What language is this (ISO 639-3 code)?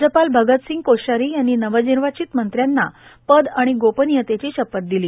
mar